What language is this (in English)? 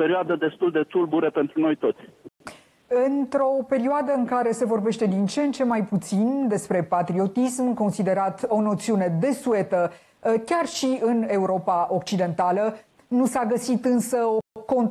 Romanian